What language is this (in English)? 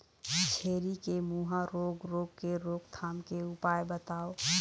Chhattisgarhi